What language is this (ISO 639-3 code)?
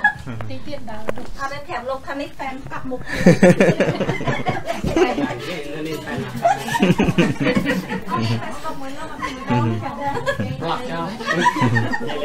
vie